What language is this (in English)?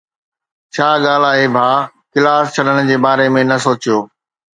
Sindhi